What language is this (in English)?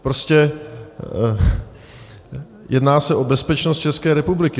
Czech